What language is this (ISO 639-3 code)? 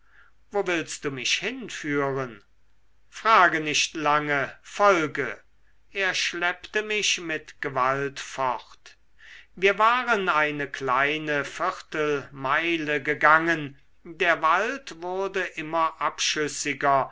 deu